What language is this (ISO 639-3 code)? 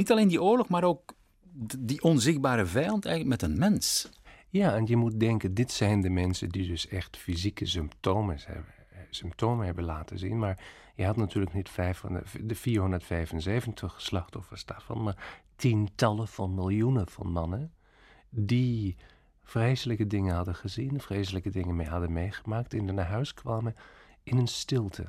nld